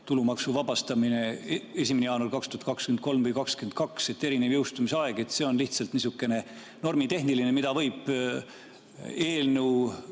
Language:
Estonian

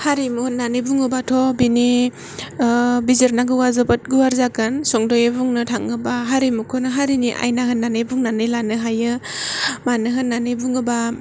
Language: Bodo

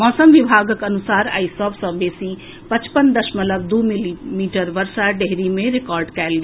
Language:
Maithili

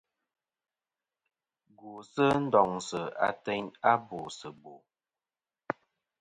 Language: Kom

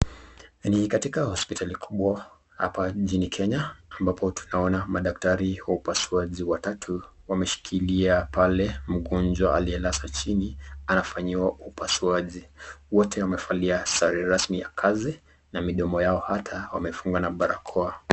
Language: Swahili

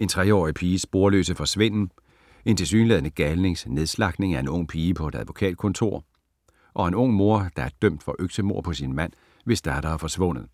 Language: Danish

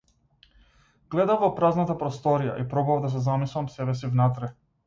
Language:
Macedonian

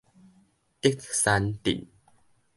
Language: Min Nan Chinese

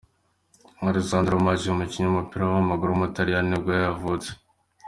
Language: Kinyarwanda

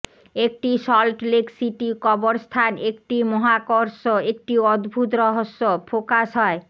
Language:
Bangla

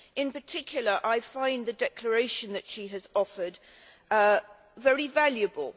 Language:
English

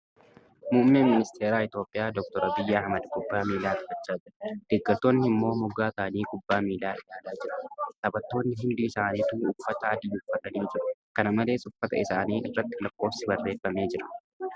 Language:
Oromo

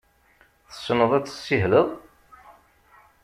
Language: Kabyle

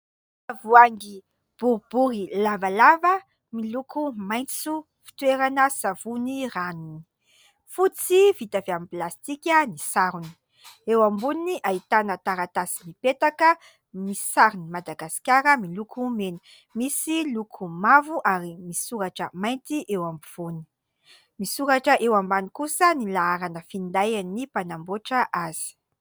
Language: Malagasy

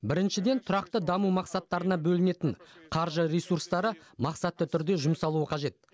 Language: Kazakh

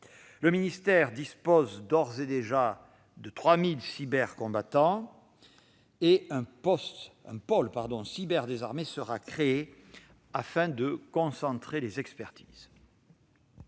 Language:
French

